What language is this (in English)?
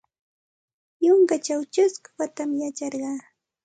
Santa Ana de Tusi Pasco Quechua